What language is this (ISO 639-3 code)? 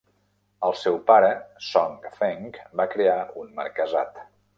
cat